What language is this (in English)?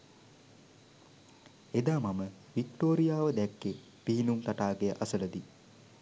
Sinhala